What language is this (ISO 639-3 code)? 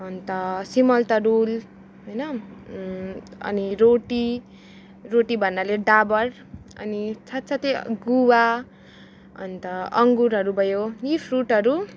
nep